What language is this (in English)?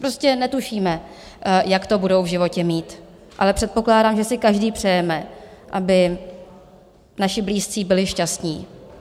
Czech